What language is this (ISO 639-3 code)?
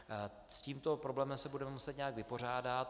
ces